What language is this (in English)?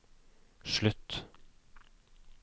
Norwegian